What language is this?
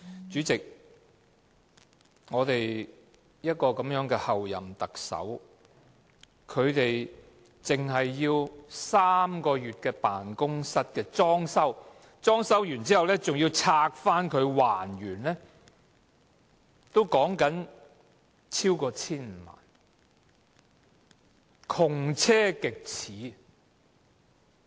Cantonese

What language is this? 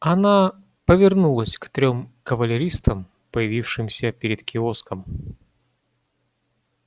Russian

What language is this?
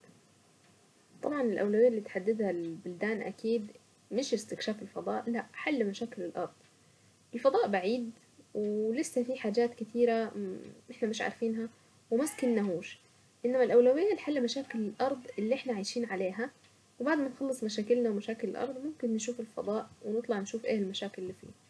Saidi Arabic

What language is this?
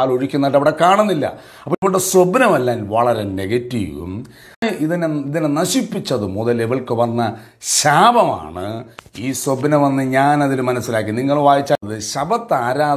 Malayalam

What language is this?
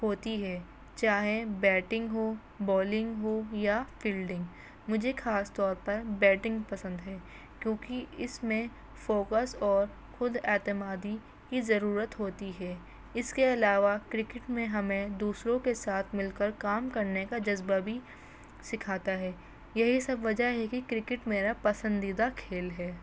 Urdu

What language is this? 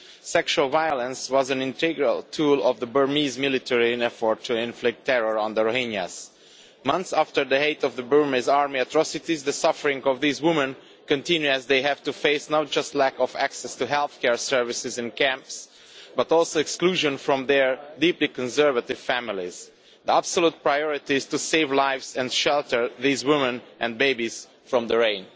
English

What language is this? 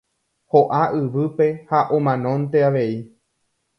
Guarani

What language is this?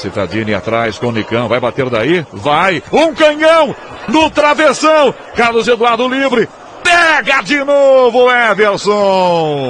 Portuguese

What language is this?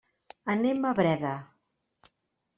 Catalan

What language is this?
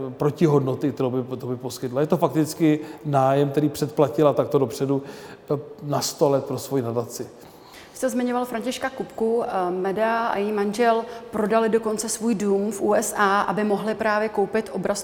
Czech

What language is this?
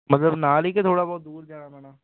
Punjabi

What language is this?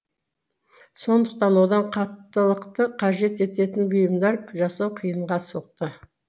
Kazakh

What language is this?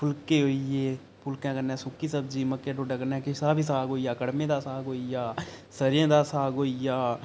Dogri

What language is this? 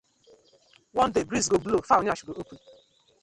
Nigerian Pidgin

